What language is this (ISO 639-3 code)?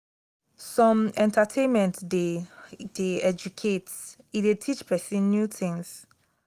pcm